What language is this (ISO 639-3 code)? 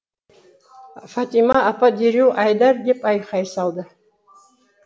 kaz